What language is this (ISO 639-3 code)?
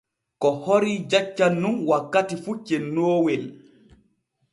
fue